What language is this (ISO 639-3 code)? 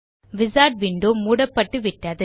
tam